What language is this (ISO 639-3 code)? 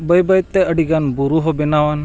sat